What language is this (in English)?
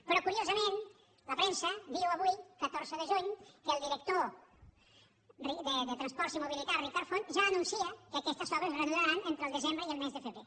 Catalan